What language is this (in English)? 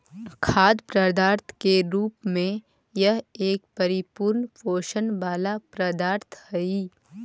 Magahi